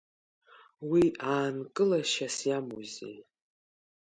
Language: Abkhazian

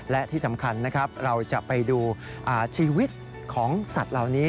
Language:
Thai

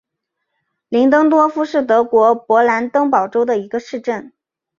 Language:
Chinese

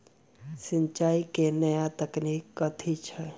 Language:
Maithili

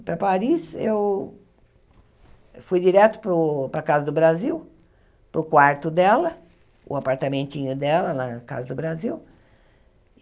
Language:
Portuguese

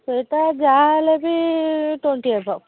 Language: Odia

